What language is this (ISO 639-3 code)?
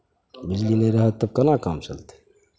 mai